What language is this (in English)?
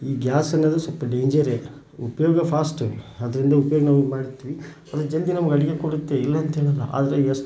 Kannada